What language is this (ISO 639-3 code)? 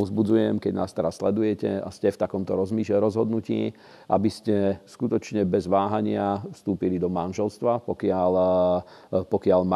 slk